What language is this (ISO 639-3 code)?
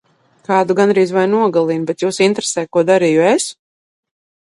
lav